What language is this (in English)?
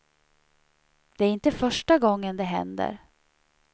Swedish